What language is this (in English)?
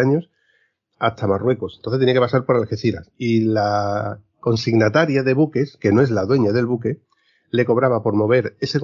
Spanish